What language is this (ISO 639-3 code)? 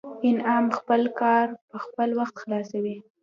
pus